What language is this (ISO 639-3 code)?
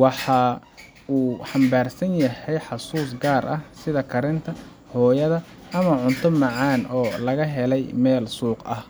som